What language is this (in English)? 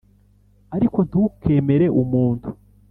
Kinyarwanda